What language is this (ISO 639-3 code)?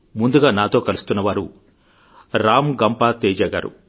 tel